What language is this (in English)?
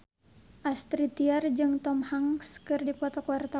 Sundanese